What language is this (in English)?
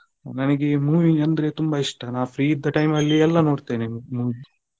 Kannada